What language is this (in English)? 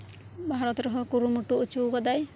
Santali